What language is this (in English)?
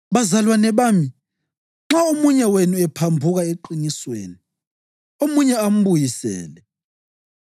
North Ndebele